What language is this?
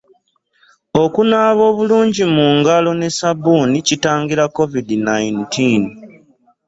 Ganda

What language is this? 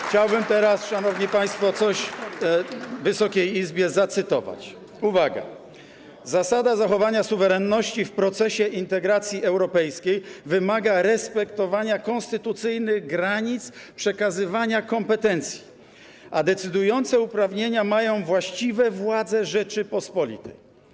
Polish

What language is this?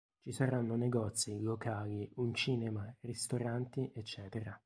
Italian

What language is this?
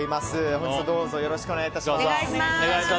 Japanese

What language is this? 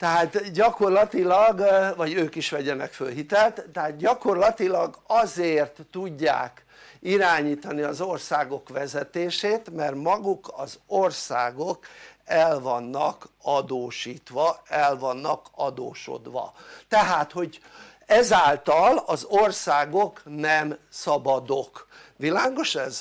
Hungarian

